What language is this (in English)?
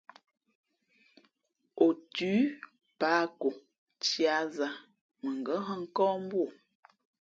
Fe'fe'